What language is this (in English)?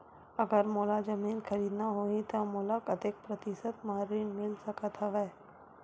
Chhattisgarhi